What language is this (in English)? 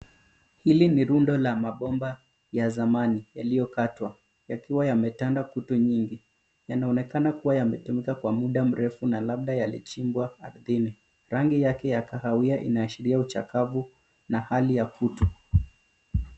Swahili